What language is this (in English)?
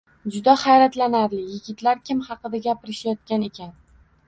Uzbek